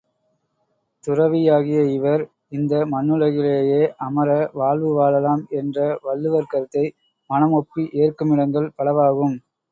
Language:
Tamil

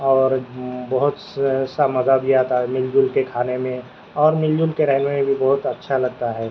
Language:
Urdu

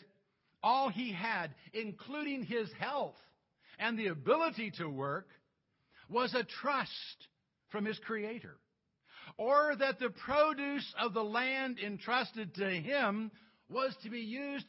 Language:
English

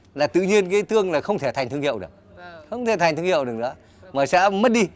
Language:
Vietnamese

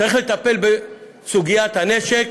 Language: Hebrew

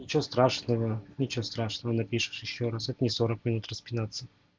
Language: Russian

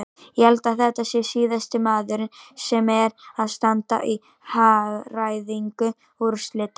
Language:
Icelandic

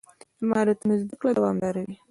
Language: Pashto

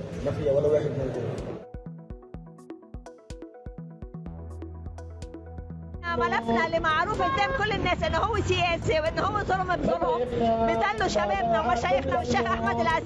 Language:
Arabic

